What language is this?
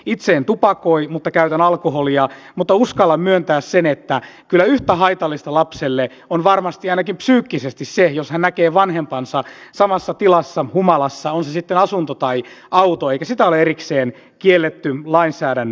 Finnish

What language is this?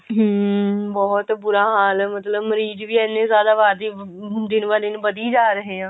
Punjabi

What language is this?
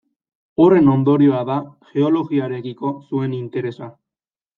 Basque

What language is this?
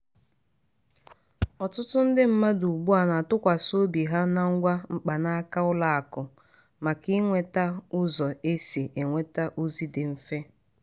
Igbo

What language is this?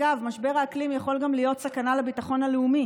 Hebrew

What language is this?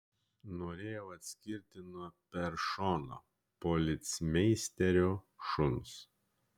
Lithuanian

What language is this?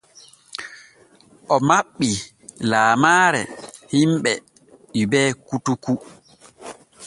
Borgu Fulfulde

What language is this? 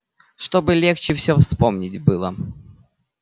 Russian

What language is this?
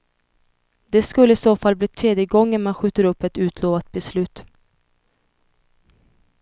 Swedish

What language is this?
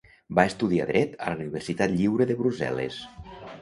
Catalan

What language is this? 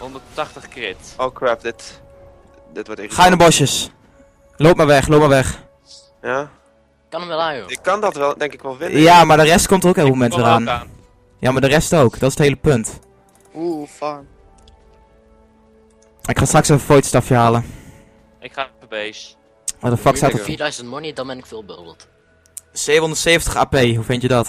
Dutch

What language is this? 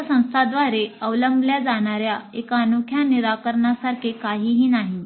Marathi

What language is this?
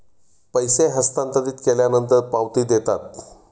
Marathi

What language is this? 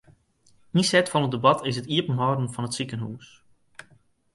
Western Frisian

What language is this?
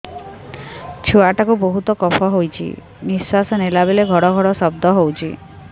Odia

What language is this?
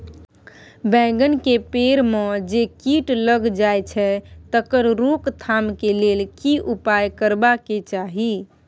Maithili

